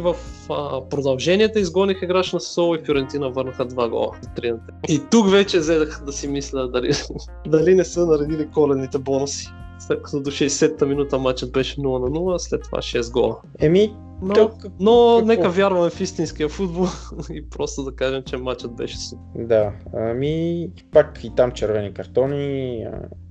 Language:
Bulgarian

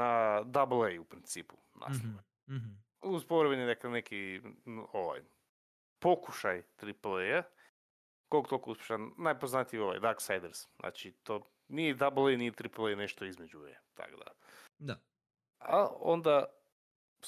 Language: Croatian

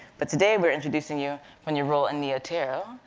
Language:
English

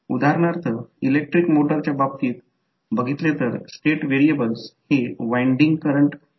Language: Marathi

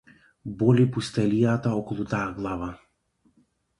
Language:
Macedonian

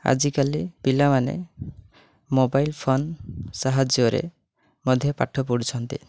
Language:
Odia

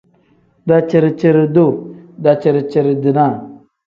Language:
Tem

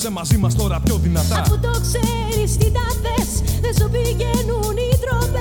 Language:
Greek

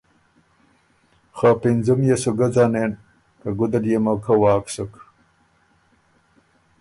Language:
Ormuri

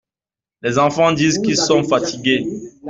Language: French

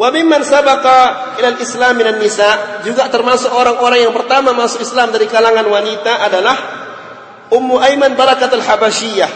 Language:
Malay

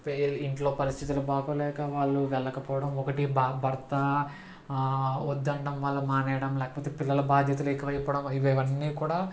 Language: Telugu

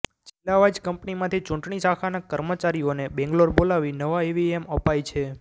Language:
Gujarati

